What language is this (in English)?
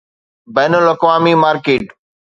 Sindhi